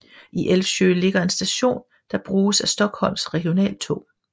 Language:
Danish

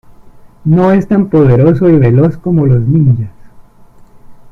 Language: Spanish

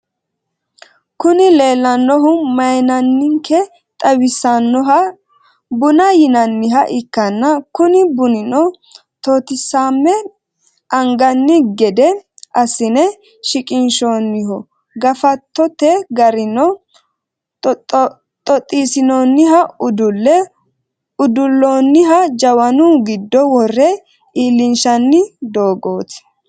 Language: Sidamo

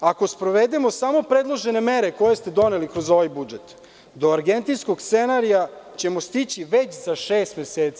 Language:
Serbian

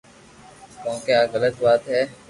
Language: Loarki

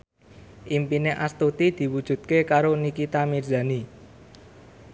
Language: Javanese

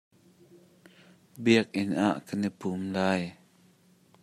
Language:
Hakha Chin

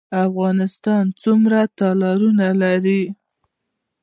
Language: Pashto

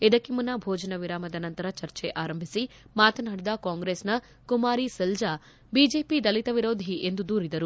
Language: Kannada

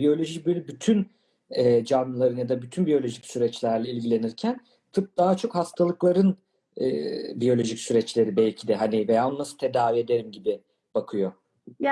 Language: Turkish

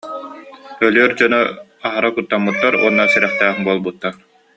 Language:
Yakut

